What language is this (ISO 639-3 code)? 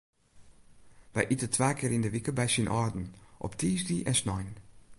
fry